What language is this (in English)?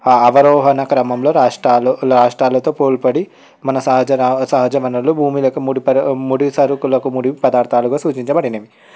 Telugu